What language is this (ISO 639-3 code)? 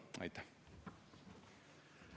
est